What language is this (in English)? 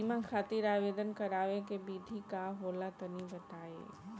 Bhojpuri